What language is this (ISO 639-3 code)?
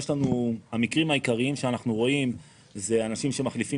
heb